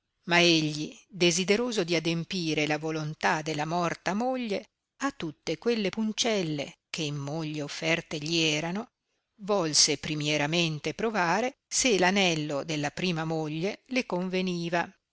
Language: Italian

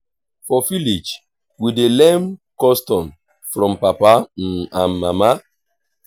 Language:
Nigerian Pidgin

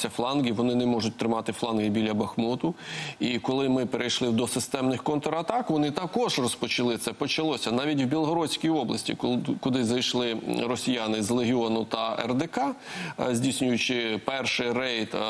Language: Ukrainian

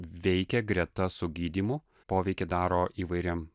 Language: Lithuanian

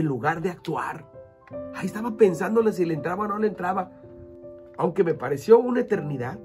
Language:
Spanish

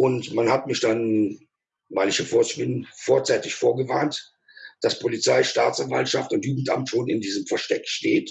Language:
German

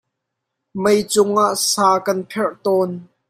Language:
Hakha Chin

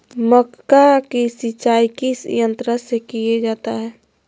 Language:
Magahi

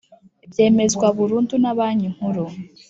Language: Kinyarwanda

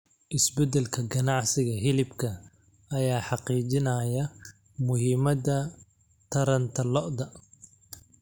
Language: Somali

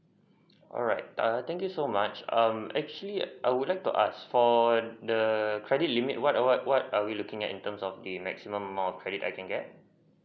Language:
English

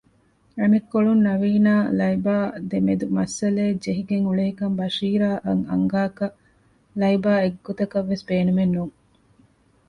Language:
Divehi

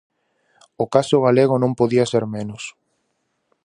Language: Galician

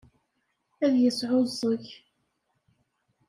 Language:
Kabyle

